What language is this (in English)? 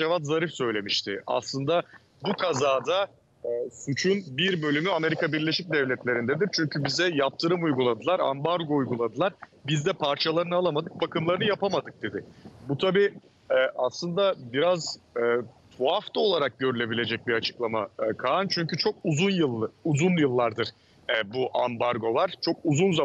Turkish